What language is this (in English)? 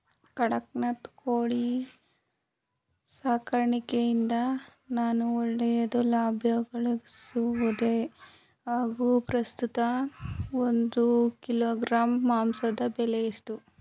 Kannada